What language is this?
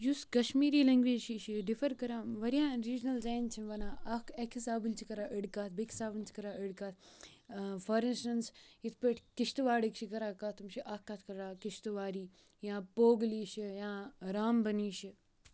Kashmiri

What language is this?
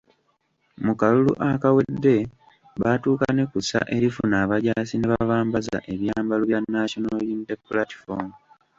Ganda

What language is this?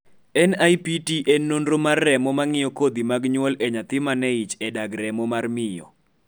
Luo (Kenya and Tanzania)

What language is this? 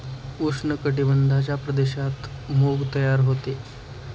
Marathi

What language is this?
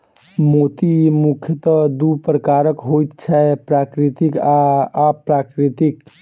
Maithili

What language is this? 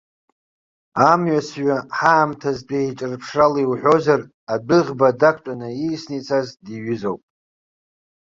Abkhazian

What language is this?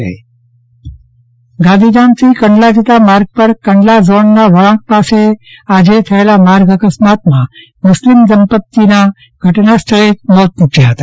Gujarati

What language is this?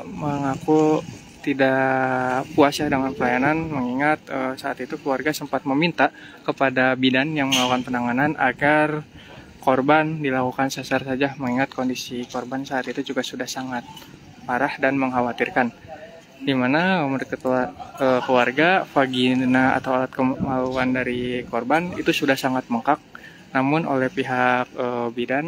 Indonesian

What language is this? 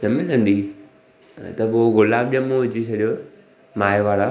Sindhi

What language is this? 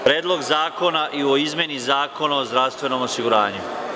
Serbian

